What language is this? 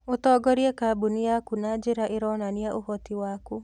Kikuyu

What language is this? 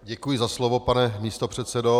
Czech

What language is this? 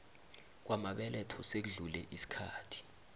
South Ndebele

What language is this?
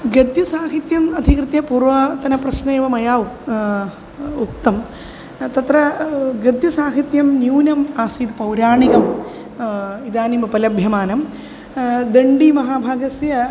Sanskrit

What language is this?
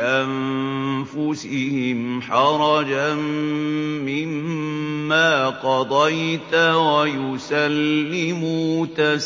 Arabic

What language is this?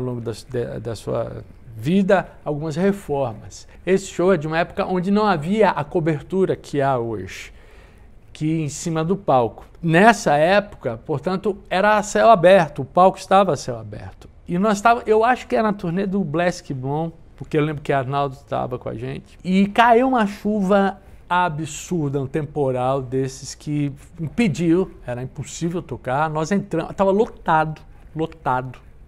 Portuguese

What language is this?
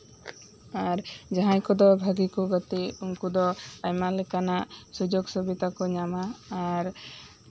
Santali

